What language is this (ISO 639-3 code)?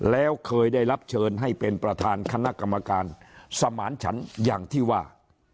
tha